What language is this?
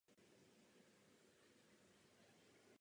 Czech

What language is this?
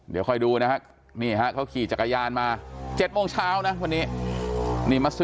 Thai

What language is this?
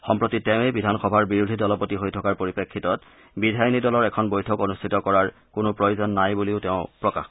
Assamese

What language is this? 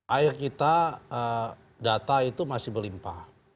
Indonesian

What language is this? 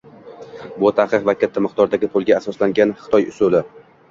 Uzbek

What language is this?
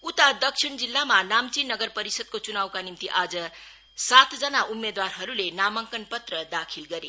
Nepali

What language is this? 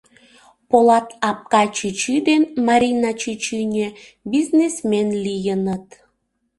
Mari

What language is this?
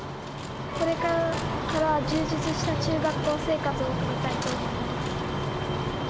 Japanese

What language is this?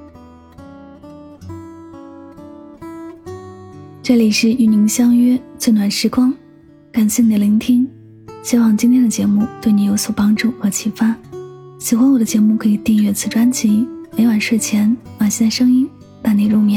Chinese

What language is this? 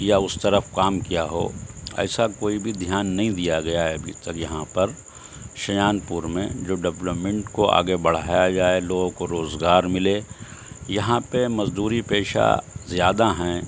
Urdu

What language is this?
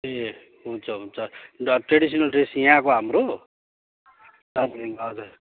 Nepali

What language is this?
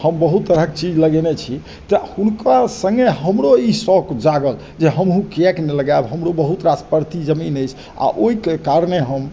Maithili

